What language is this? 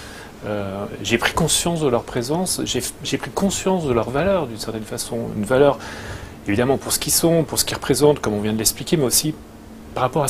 French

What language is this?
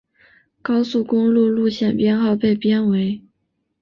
Chinese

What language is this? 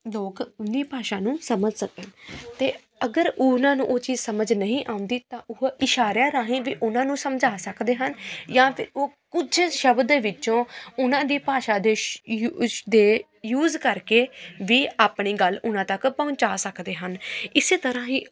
Punjabi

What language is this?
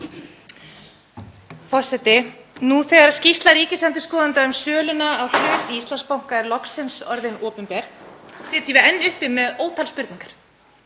Icelandic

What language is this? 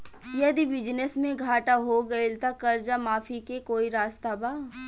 Bhojpuri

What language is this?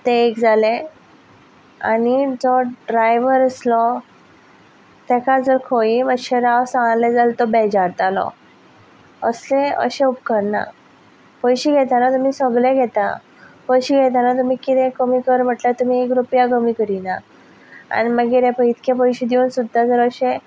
Konkani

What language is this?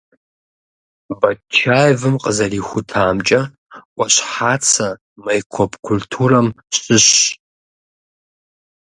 Kabardian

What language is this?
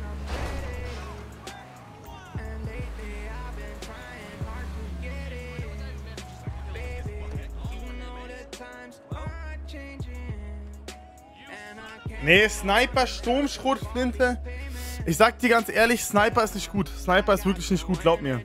German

